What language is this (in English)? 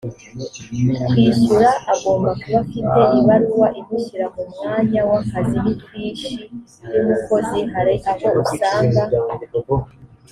Kinyarwanda